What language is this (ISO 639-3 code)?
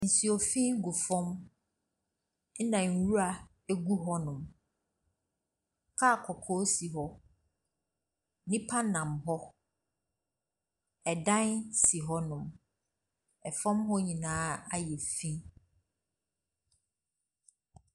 aka